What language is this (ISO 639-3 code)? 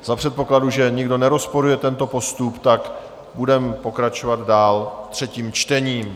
ces